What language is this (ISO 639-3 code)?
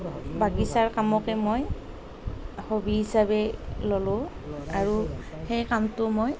asm